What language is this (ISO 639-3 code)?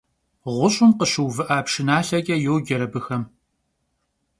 kbd